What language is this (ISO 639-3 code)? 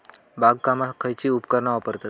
mar